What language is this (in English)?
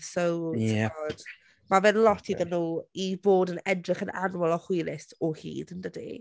Welsh